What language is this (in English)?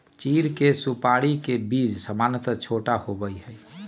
Magahi